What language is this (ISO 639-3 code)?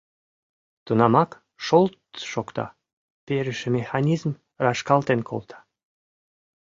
chm